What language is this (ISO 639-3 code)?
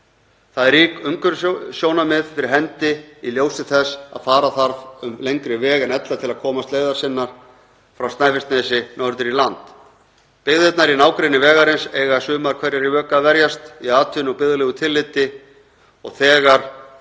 isl